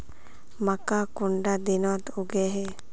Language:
Magahi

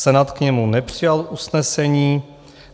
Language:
Czech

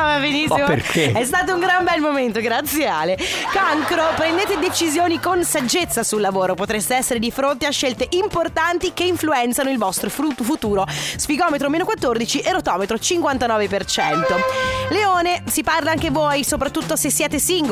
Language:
Italian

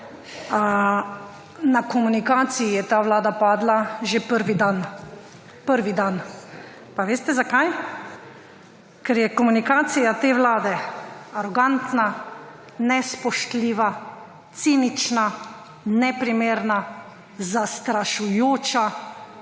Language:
Slovenian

